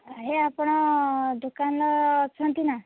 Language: Odia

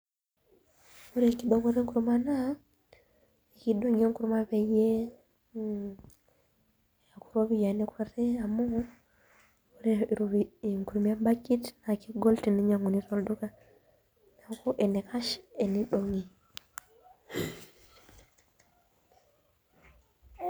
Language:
Masai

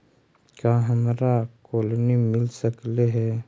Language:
Magahi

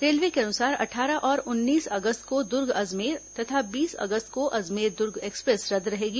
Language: Hindi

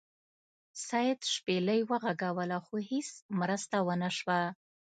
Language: Pashto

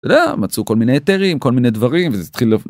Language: Hebrew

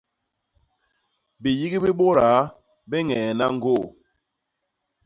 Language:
Basaa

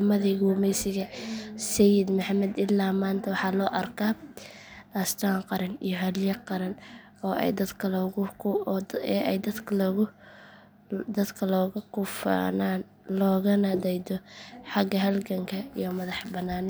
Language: Somali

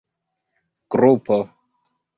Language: Esperanto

